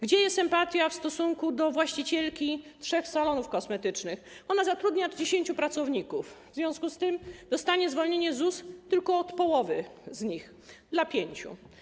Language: Polish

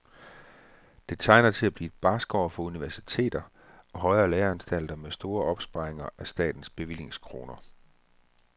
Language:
Danish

